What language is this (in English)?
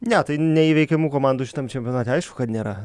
Lithuanian